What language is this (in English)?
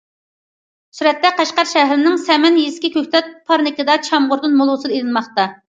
Uyghur